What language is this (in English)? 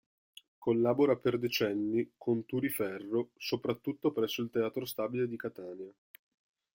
Italian